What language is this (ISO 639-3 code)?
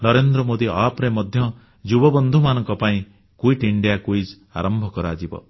ori